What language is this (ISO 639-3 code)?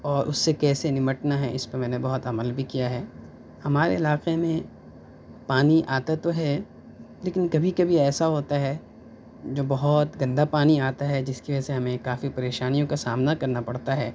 urd